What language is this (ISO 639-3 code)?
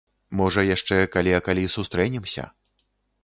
bel